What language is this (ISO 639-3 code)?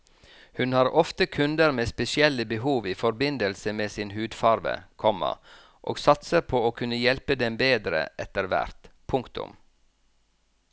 nor